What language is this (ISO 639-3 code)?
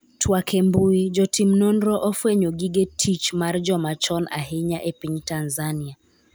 luo